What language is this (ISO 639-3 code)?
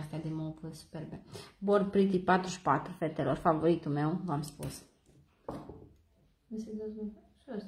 ron